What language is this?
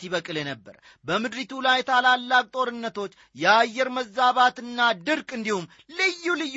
Amharic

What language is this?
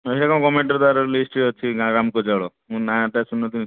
Odia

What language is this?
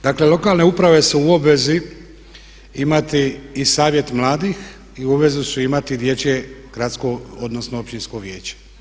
Croatian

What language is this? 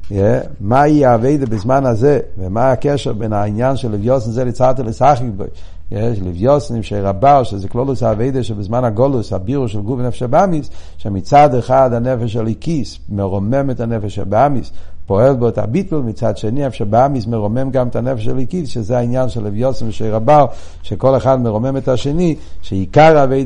Hebrew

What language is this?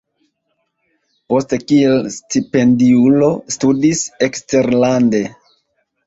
Esperanto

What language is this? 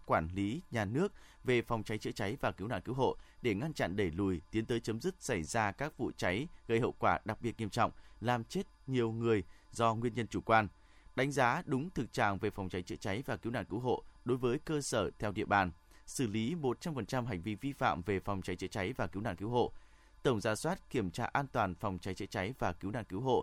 Vietnamese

